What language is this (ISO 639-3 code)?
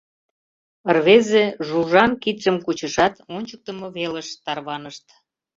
chm